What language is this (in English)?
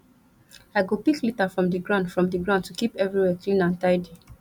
Nigerian Pidgin